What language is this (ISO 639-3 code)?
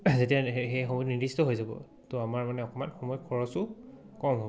asm